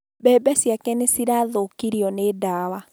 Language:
Kikuyu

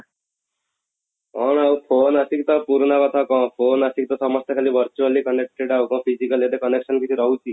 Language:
Odia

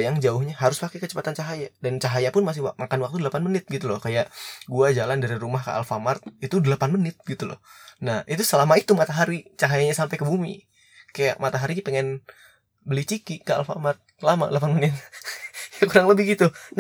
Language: Indonesian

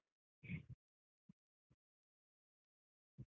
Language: Kannada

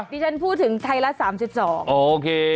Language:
Thai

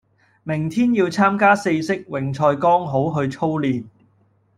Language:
Cantonese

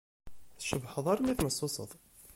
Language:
Kabyle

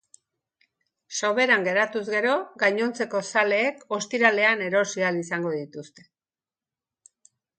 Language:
Basque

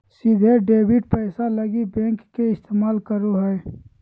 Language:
Magahi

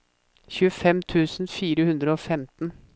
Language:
Norwegian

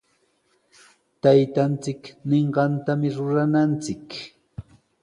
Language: Sihuas Ancash Quechua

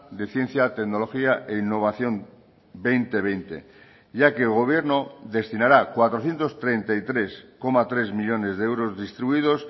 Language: Spanish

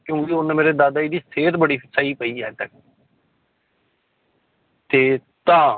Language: Punjabi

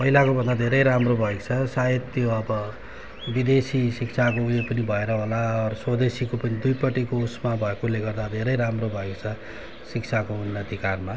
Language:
Nepali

